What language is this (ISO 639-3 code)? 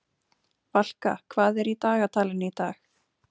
isl